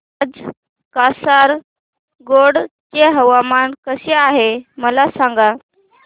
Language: Marathi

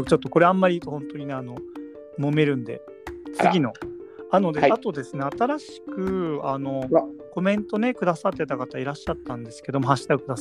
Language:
Japanese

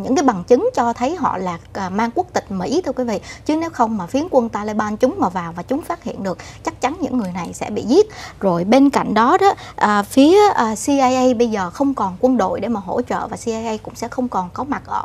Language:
Vietnamese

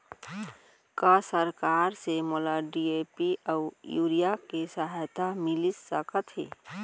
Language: Chhattisgarhi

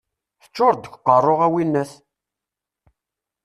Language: Kabyle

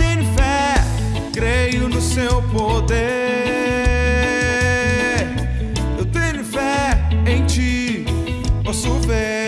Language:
Dutch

